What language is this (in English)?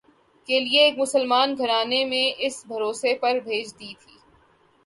Urdu